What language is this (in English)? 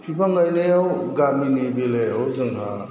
Bodo